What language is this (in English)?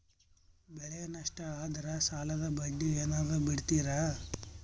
Kannada